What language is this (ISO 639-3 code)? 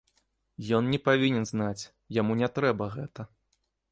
bel